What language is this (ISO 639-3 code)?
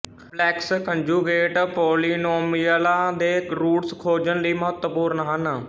pan